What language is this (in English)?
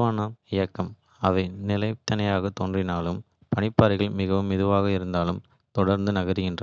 Kota (India)